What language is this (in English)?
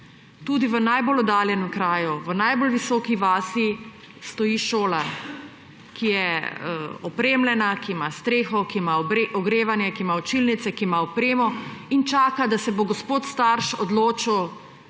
Slovenian